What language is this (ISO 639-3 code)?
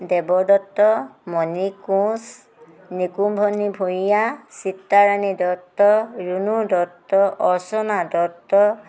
asm